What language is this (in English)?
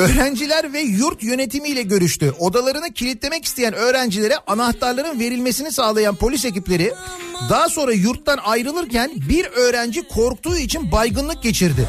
Turkish